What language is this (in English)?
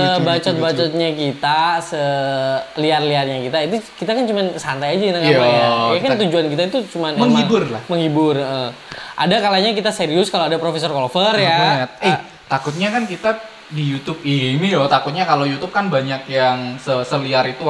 Indonesian